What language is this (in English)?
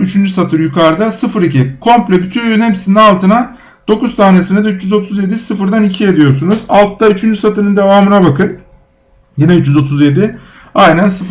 Turkish